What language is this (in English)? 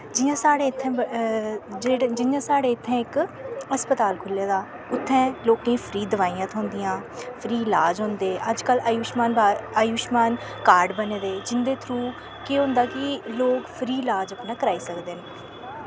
Dogri